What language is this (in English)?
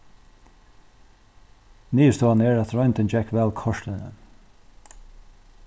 Faroese